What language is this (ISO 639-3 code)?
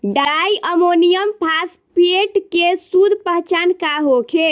bho